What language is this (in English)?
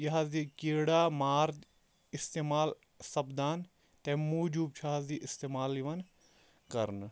Kashmiri